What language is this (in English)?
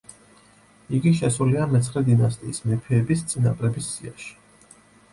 Georgian